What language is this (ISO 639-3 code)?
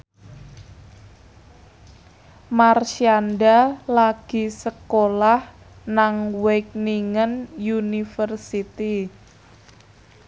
jav